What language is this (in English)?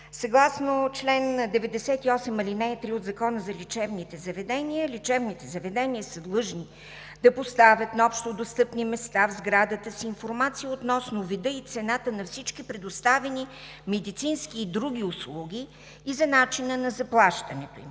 Bulgarian